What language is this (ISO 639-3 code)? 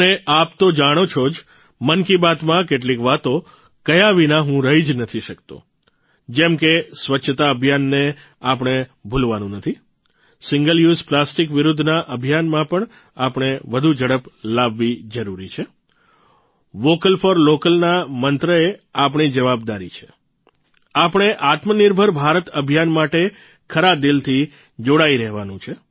guj